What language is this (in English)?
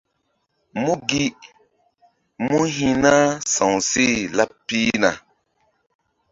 Mbum